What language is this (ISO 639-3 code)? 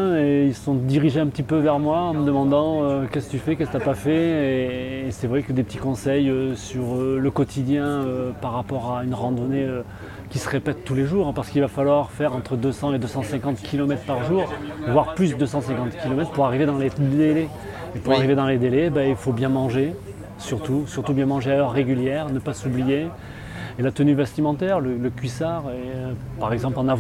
fra